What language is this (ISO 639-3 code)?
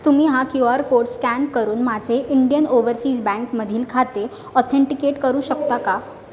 mar